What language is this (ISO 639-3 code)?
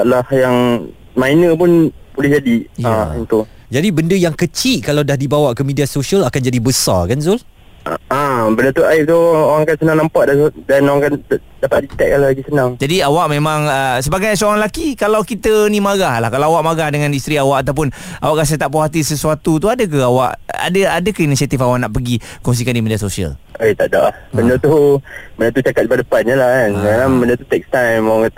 msa